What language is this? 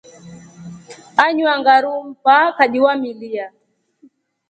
Rombo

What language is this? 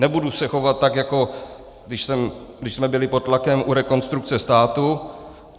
Czech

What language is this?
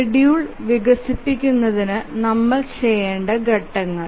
Malayalam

